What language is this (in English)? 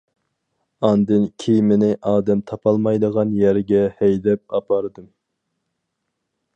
Uyghur